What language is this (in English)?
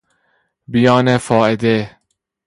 Persian